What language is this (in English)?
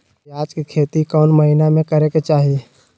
Magahi